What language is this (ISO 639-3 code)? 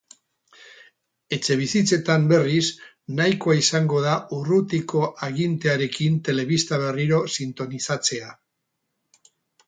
eus